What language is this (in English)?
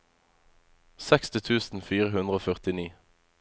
Norwegian